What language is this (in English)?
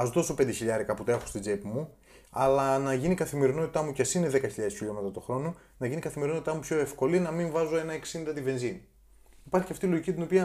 Greek